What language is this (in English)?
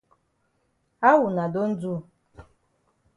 Cameroon Pidgin